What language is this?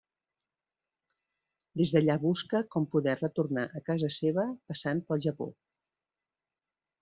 Catalan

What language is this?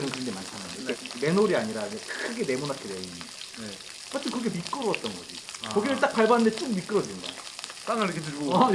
Korean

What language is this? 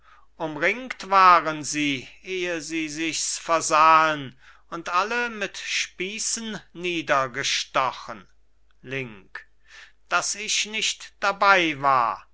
German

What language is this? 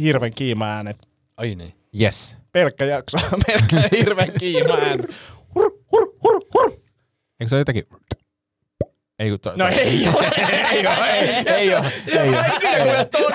Finnish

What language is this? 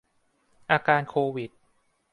Thai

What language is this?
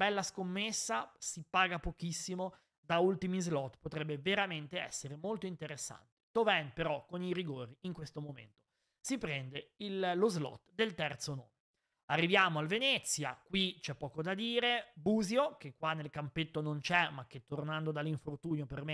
Italian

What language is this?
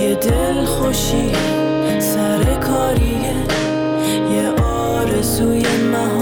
Persian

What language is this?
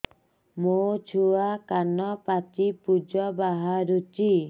Odia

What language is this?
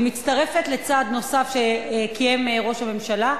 Hebrew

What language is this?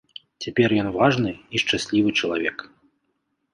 Belarusian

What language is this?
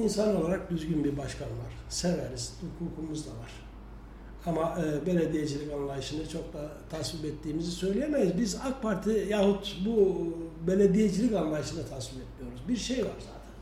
Turkish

